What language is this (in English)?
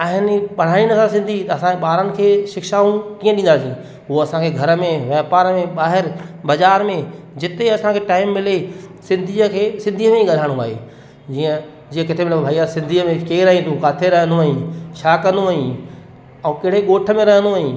Sindhi